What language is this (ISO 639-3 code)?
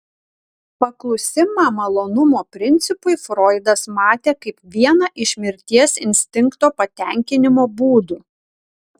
lit